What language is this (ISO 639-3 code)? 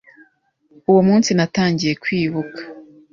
kin